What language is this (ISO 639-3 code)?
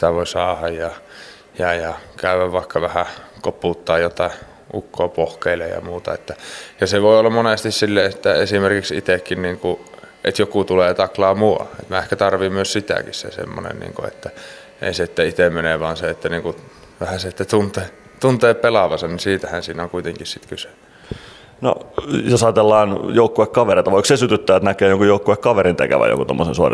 fin